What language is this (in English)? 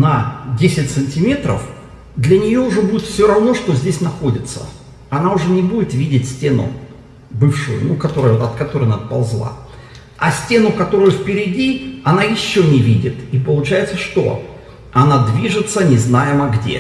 Russian